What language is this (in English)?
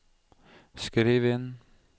Norwegian